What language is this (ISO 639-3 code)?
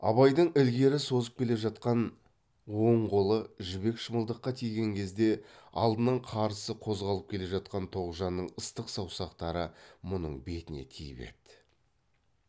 kaz